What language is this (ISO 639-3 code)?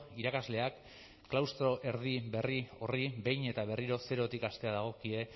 eus